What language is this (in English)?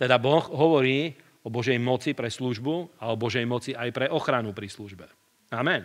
Slovak